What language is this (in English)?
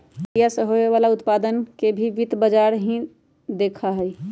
Magahi